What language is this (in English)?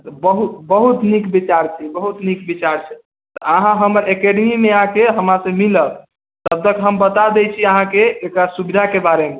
Maithili